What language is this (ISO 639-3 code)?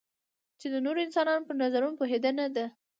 pus